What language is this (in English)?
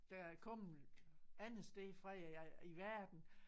Danish